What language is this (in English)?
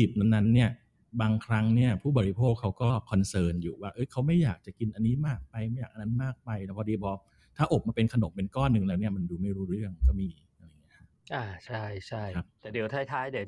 Thai